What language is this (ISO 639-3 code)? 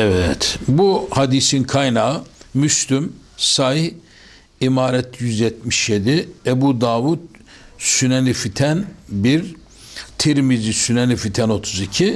tur